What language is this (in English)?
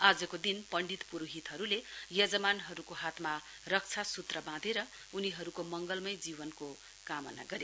Nepali